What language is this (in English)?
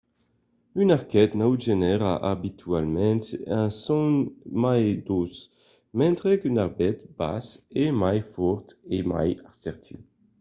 Occitan